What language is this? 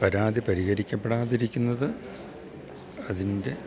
Malayalam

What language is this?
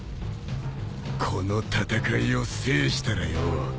Japanese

